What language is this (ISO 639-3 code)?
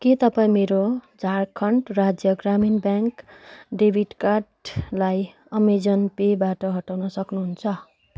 nep